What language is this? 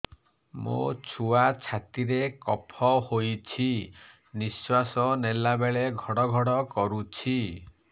Odia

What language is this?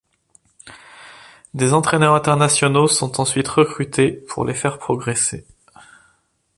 French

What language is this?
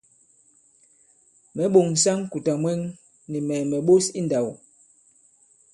Bankon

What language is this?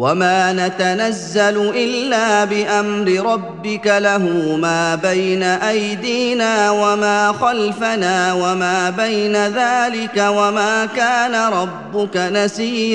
Arabic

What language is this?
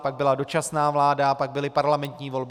Czech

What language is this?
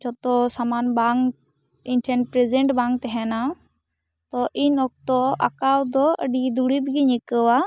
Santali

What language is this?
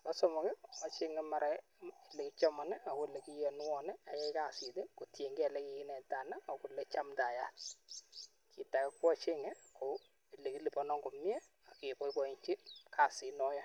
Kalenjin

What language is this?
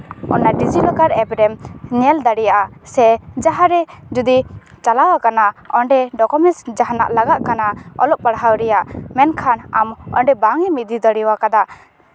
Santali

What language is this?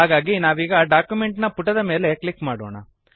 Kannada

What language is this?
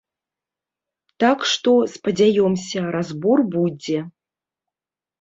Belarusian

